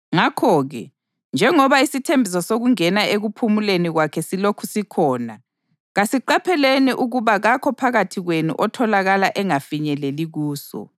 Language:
North Ndebele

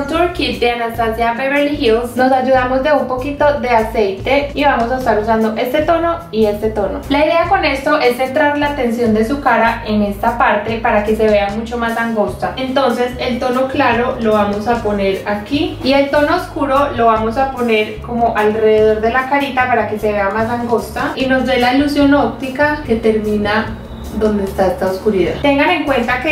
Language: Spanish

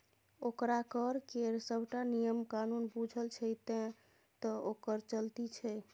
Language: Maithili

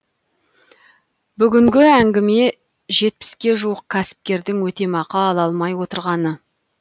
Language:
Kazakh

